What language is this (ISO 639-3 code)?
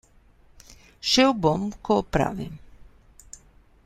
slv